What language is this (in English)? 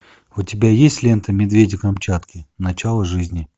Russian